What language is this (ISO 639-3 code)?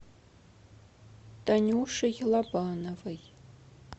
rus